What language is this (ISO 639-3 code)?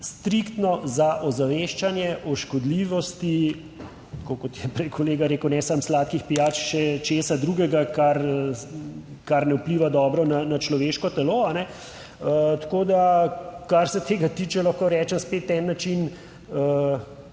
slv